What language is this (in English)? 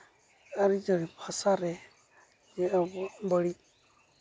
Santali